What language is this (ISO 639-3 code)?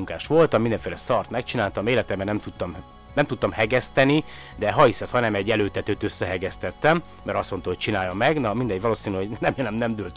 hun